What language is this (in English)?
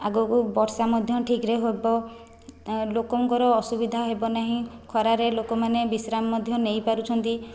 Odia